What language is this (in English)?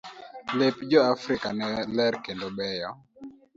Luo (Kenya and Tanzania)